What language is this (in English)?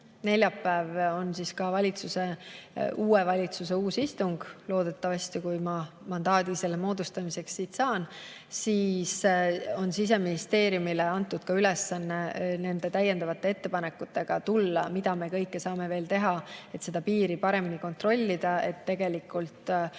Estonian